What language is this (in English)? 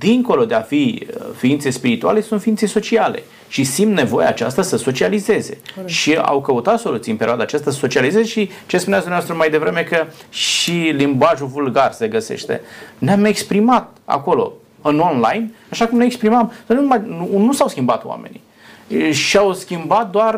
Romanian